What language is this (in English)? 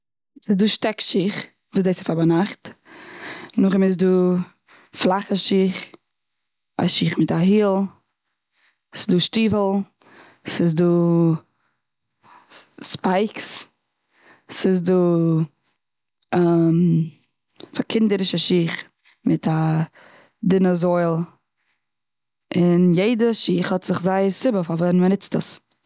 Yiddish